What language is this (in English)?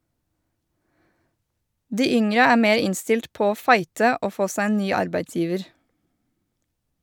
Norwegian